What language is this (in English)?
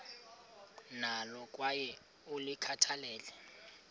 Xhosa